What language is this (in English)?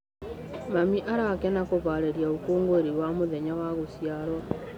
Kikuyu